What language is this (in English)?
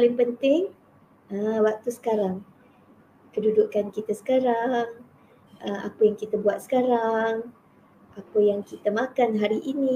Malay